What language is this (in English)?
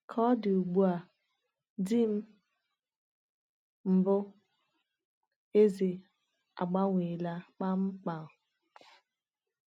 Igbo